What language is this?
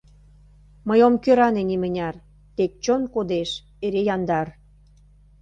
Mari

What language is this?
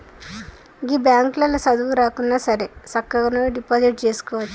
Telugu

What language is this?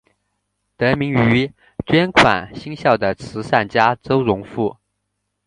Chinese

